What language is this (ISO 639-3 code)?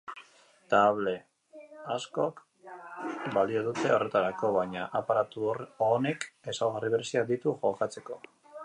eus